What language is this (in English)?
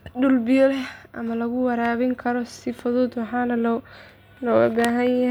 Somali